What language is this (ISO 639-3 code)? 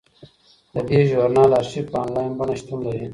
pus